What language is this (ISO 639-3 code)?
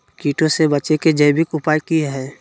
mag